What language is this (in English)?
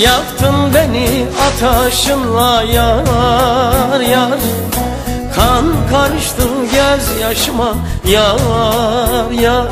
Turkish